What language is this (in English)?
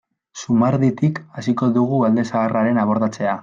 Basque